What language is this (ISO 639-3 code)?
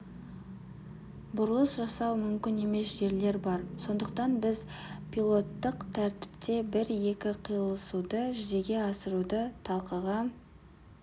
kaz